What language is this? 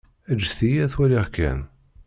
Kabyle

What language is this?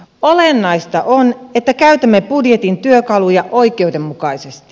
Finnish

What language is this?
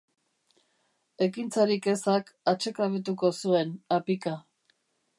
Basque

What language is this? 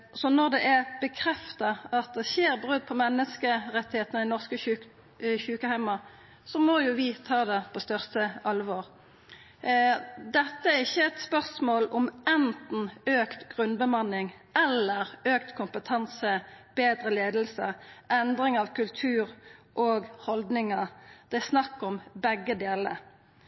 Norwegian Nynorsk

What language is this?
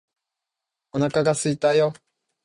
Japanese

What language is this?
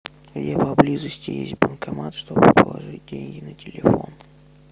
Russian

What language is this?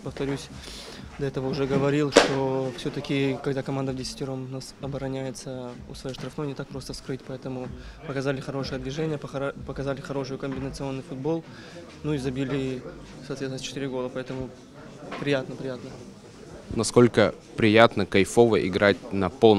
Russian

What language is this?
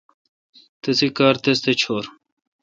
Kalkoti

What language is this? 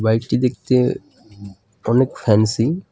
Bangla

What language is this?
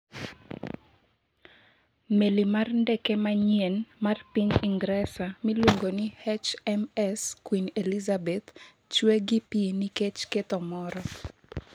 Luo (Kenya and Tanzania)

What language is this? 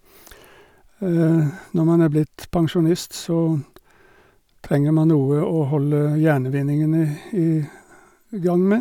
Norwegian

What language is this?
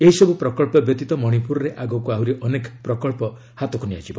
Odia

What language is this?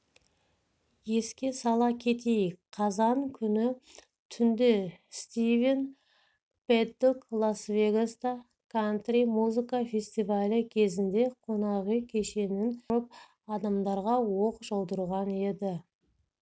Kazakh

